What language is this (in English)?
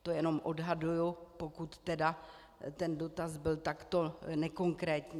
Czech